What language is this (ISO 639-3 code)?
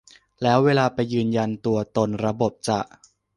tha